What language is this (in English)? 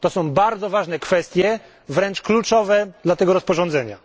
Polish